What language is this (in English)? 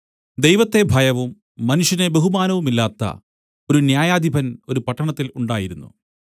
Malayalam